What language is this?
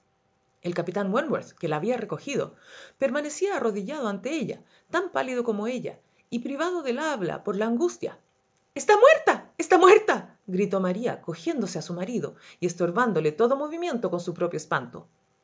Spanish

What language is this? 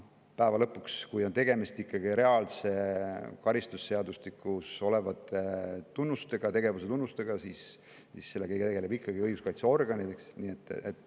Estonian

